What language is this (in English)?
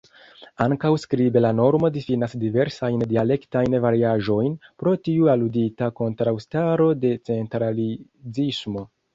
Esperanto